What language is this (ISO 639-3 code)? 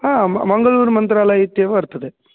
san